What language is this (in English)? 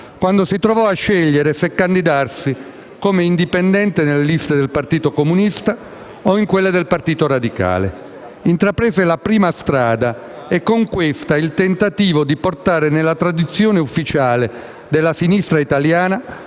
Italian